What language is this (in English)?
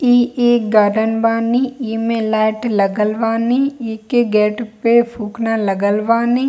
Hindi